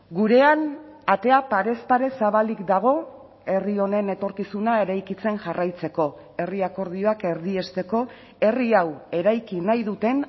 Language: Basque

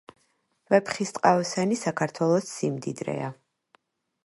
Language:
Georgian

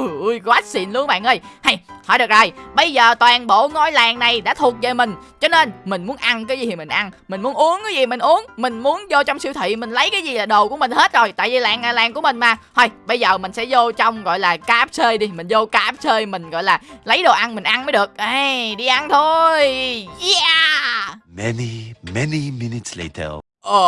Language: Vietnamese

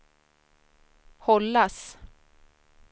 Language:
Swedish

